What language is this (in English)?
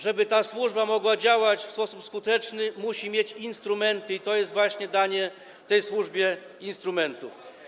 Polish